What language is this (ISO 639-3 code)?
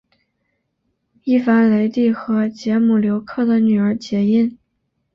zho